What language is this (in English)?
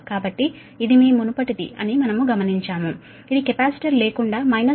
Telugu